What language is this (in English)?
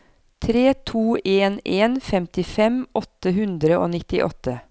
Norwegian